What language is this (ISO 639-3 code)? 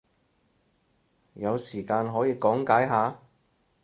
yue